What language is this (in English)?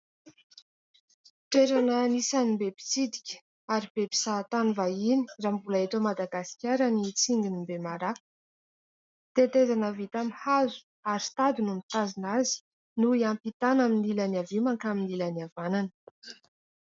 Malagasy